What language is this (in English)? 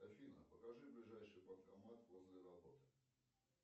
Russian